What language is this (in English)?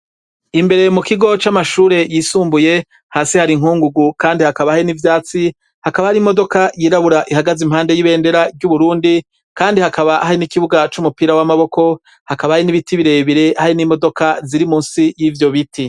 Rundi